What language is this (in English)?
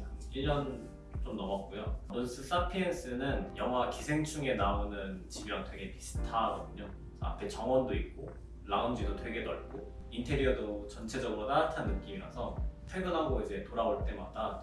Korean